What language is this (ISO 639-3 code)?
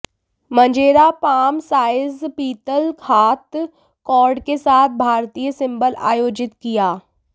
hin